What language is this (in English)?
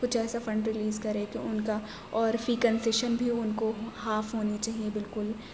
Urdu